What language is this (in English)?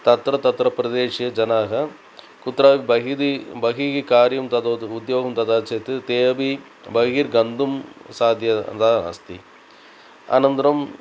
Sanskrit